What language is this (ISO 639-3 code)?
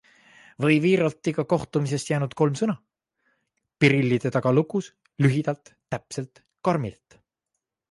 est